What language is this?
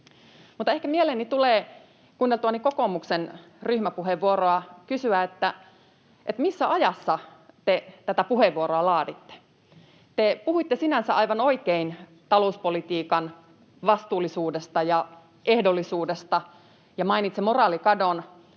Finnish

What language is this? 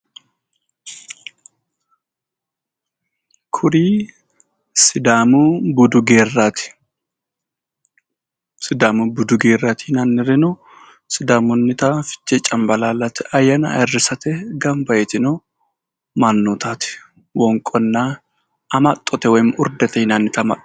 Sidamo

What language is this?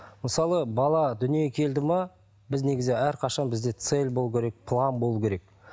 Kazakh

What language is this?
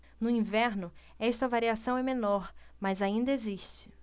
Portuguese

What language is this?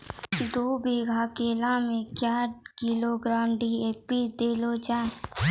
Maithili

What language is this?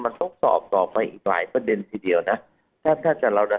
Thai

